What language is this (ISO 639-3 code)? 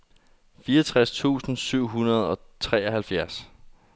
dan